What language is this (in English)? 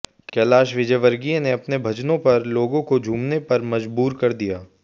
Hindi